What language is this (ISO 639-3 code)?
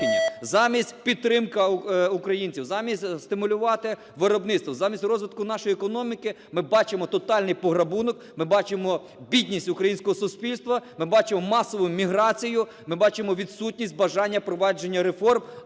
ukr